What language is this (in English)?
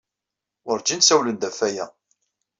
Kabyle